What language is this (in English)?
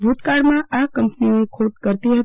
Gujarati